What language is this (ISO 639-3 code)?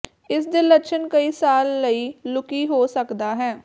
pan